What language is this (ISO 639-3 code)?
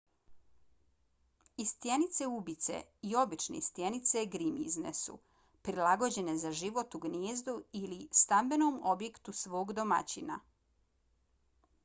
bos